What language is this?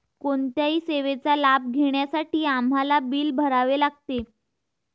Marathi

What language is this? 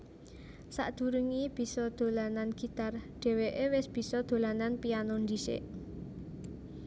Javanese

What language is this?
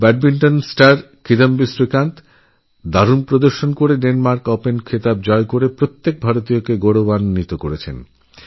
Bangla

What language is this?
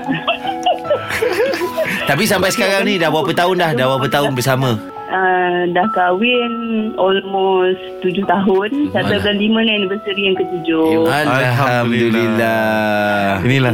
Malay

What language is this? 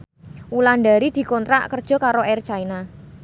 Javanese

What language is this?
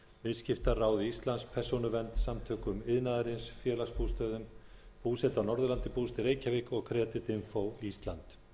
Icelandic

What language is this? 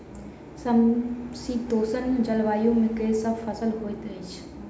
Maithili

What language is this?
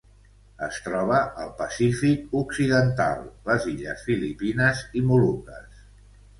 Catalan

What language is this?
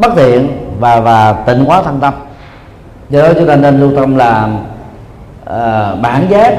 Vietnamese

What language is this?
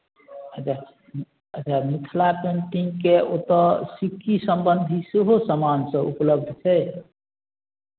Maithili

